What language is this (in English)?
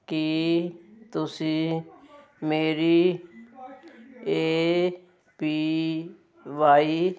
Punjabi